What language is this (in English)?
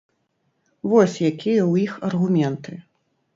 Belarusian